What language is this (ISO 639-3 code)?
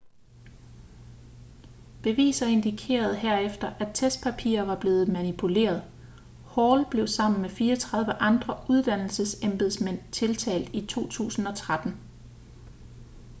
dan